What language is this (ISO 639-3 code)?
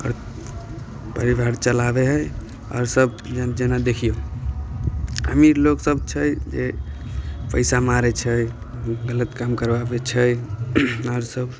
mai